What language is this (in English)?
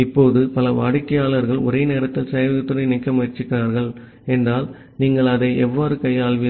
Tamil